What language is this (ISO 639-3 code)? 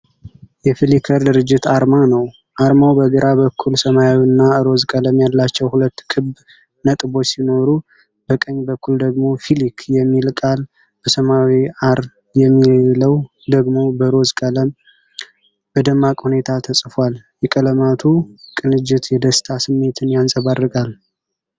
amh